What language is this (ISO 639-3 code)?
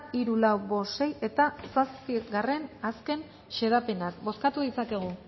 eus